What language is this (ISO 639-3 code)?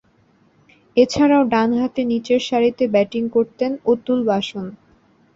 ben